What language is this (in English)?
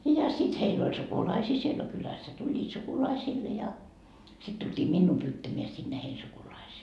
Finnish